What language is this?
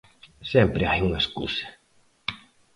Galician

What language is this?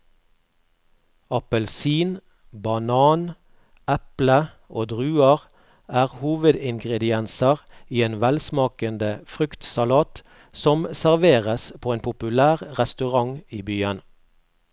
Norwegian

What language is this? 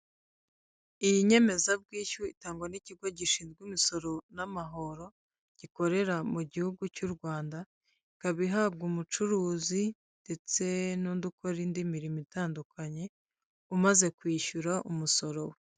Kinyarwanda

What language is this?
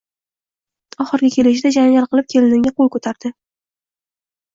Uzbek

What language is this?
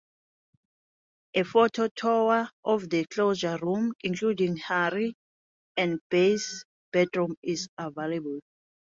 English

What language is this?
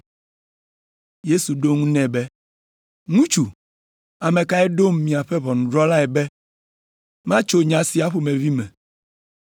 Ewe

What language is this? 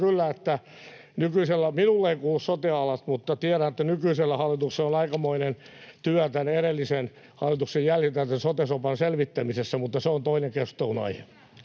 Finnish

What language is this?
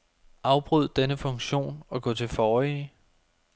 Danish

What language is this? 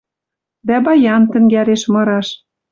Western Mari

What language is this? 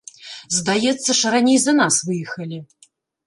Belarusian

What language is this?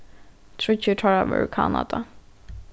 Faroese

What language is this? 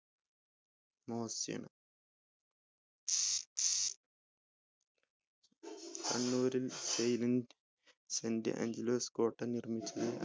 Malayalam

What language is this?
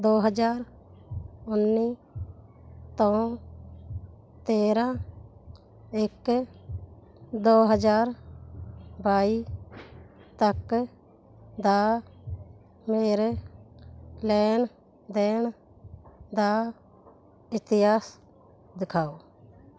Punjabi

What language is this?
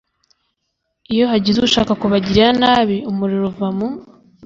Kinyarwanda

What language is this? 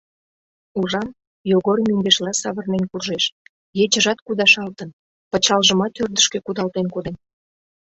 Mari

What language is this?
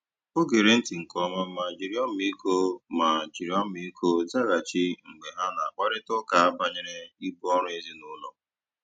Igbo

